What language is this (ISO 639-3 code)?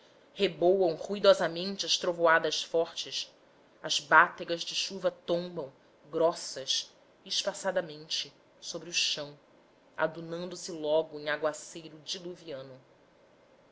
por